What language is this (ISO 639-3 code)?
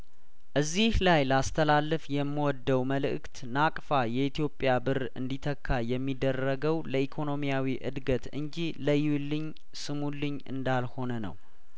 amh